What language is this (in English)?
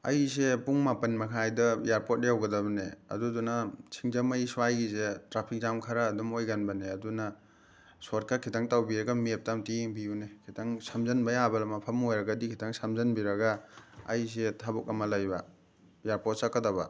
Manipuri